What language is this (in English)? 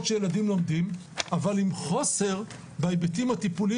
Hebrew